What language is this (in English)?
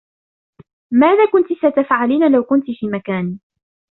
Arabic